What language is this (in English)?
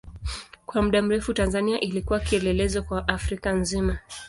Swahili